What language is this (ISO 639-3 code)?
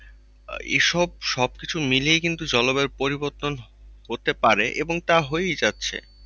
ben